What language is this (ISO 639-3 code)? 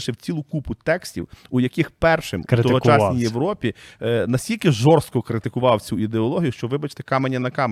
ukr